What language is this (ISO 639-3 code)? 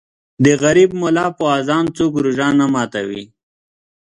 pus